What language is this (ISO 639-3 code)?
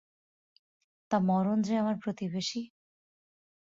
ben